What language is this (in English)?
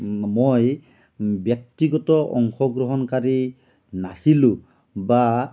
Assamese